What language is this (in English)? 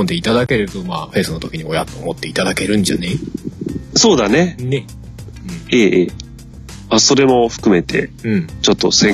Japanese